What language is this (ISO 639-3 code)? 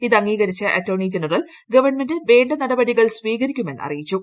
mal